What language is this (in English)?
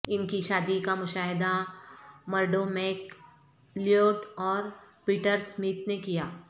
Urdu